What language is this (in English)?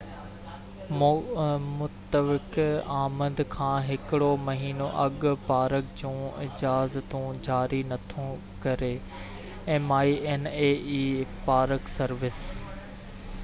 Sindhi